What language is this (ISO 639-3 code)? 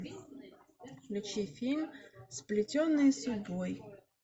rus